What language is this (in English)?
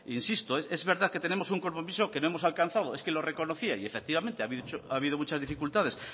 Spanish